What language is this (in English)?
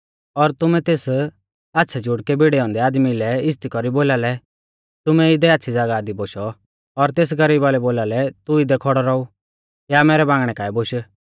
Mahasu Pahari